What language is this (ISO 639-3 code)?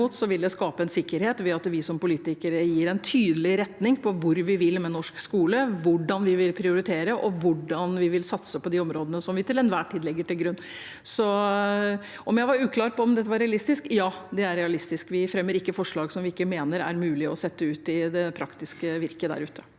nor